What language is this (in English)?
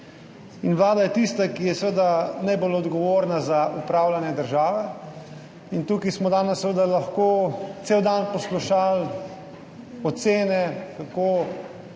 Slovenian